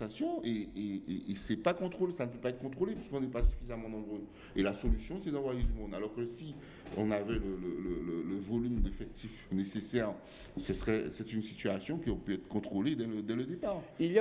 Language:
French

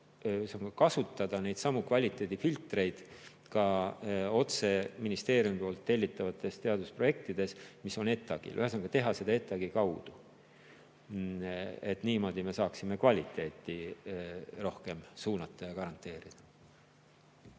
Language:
Estonian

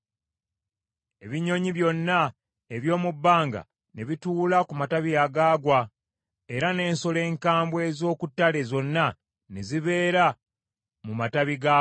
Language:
Ganda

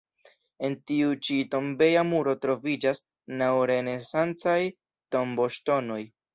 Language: Esperanto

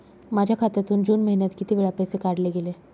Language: Marathi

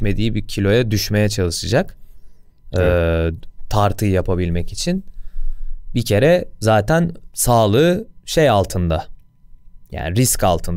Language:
Turkish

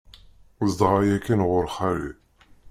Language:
Kabyle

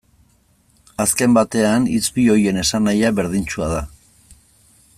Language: Basque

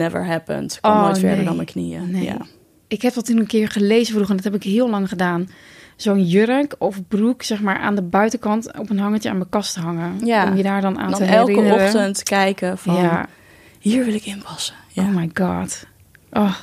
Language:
Dutch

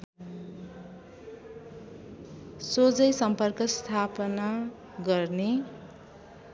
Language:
Nepali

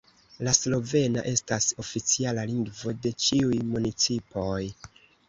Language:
Esperanto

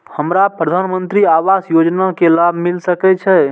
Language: Maithili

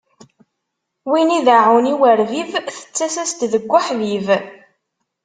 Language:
Kabyle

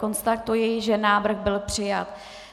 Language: Czech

